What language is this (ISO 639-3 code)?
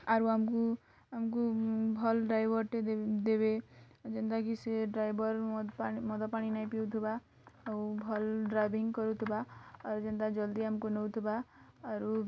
ori